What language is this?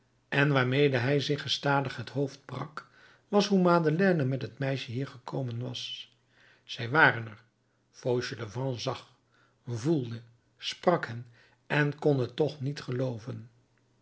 Dutch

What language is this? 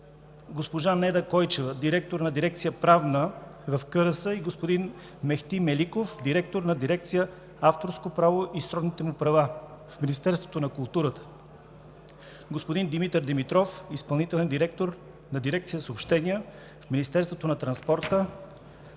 Bulgarian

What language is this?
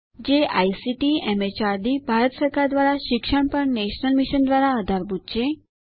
Gujarati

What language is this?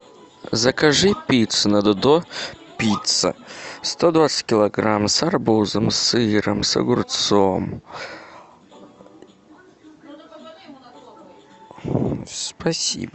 Russian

